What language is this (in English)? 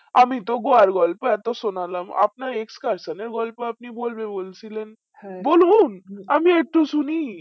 Bangla